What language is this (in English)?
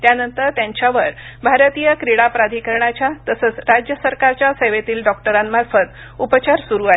Marathi